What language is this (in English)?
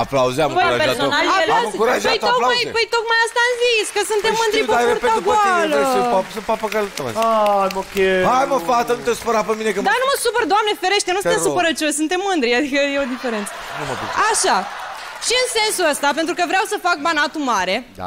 Romanian